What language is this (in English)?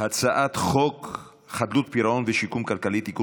Hebrew